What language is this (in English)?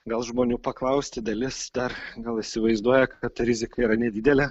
Lithuanian